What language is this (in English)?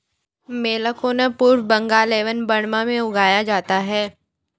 Hindi